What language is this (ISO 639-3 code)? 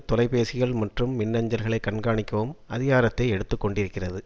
tam